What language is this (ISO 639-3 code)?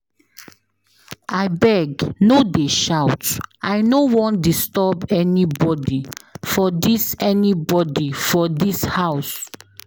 pcm